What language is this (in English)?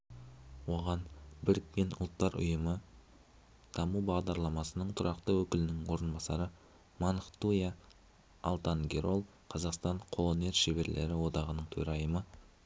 Kazakh